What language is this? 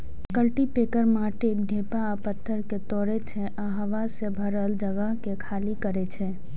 Maithili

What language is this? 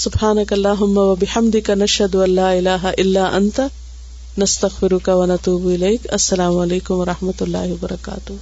Urdu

